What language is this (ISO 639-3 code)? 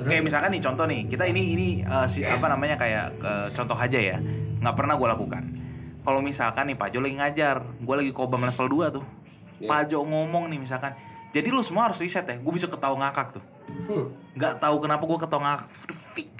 ind